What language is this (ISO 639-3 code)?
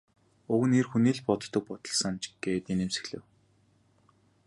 mon